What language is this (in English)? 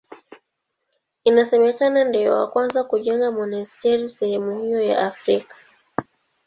Swahili